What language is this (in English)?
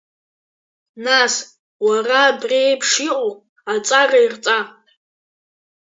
Abkhazian